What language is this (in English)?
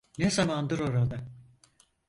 Turkish